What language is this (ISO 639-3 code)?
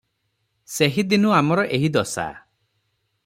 ori